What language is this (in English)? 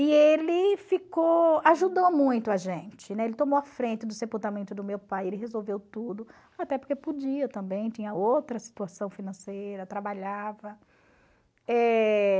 Portuguese